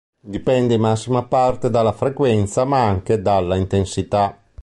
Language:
Italian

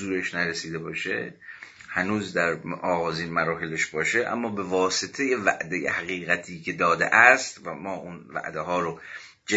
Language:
Persian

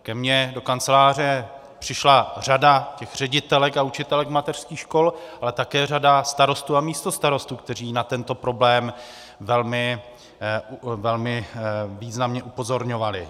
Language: Czech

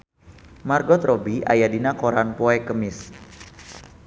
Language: Sundanese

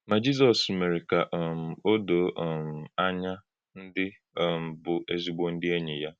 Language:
Igbo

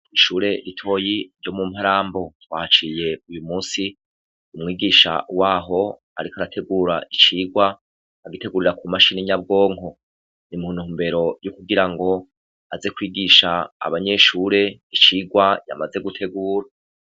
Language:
Rundi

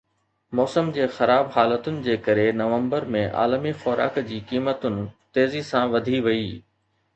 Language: Sindhi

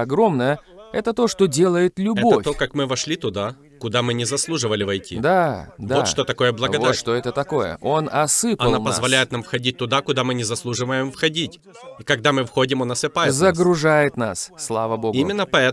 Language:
Russian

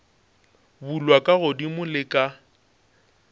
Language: Northern Sotho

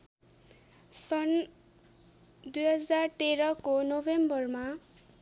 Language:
Nepali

